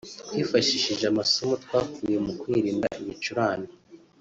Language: Kinyarwanda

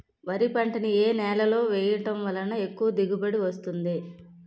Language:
Telugu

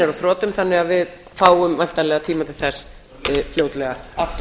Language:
Icelandic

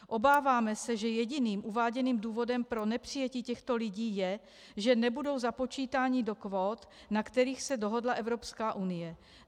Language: Czech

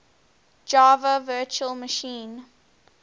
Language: English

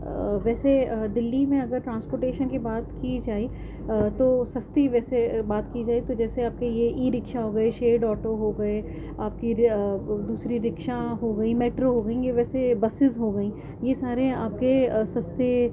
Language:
Urdu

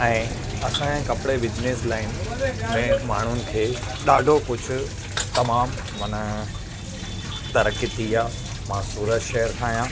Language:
Sindhi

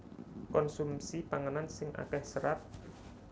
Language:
Javanese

